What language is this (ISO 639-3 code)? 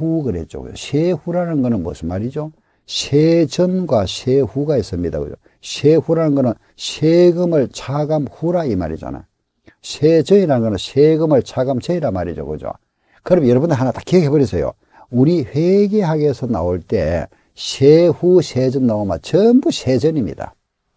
kor